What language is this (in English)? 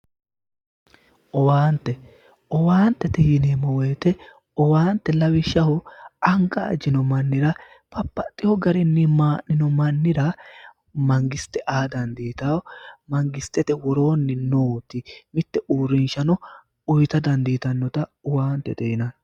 Sidamo